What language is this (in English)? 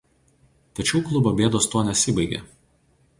Lithuanian